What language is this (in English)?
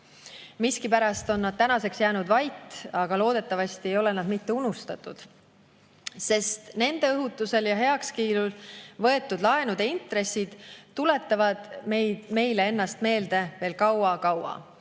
Estonian